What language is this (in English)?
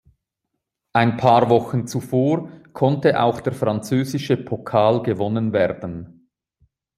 German